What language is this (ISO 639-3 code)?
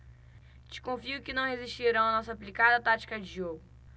por